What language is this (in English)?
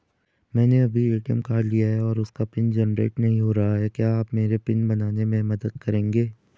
Hindi